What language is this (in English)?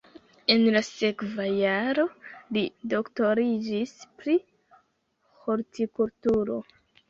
Esperanto